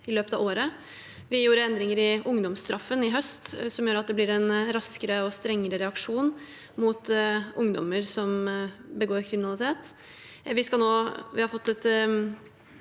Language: Norwegian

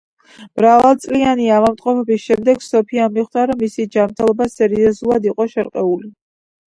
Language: Georgian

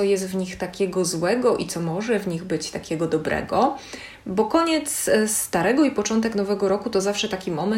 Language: Polish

